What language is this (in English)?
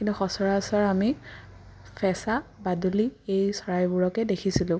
Assamese